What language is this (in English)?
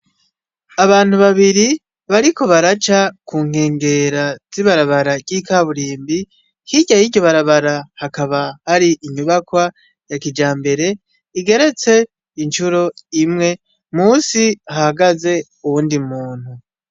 Rundi